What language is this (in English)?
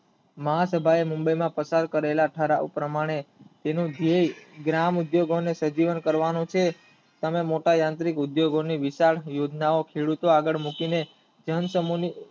Gujarati